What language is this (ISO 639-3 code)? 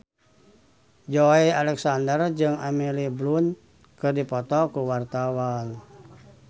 sun